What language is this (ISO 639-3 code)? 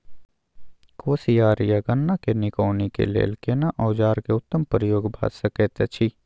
mai